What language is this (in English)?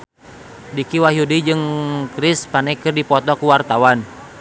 Sundanese